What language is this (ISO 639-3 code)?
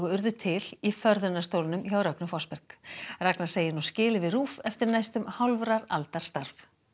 isl